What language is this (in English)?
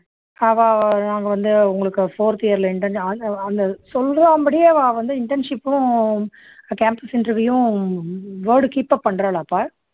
Tamil